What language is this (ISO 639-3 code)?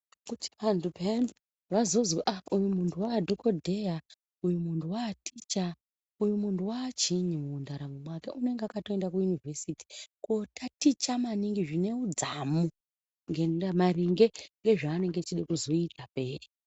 ndc